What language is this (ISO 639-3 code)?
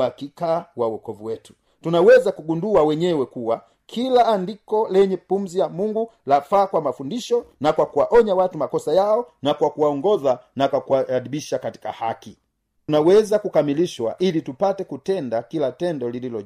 swa